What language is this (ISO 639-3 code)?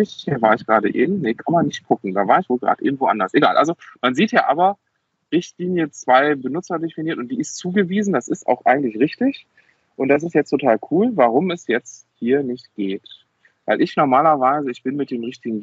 deu